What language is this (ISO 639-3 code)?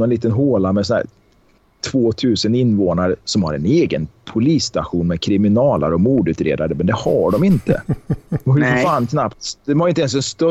swe